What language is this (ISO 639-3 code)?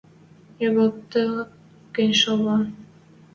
mrj